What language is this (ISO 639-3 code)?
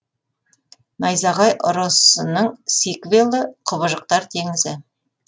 kaz